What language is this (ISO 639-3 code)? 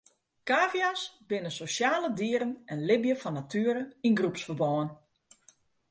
fry